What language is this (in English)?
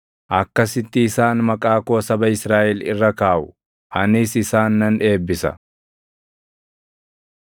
Oromo